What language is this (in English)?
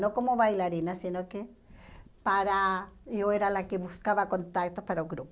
Portuguese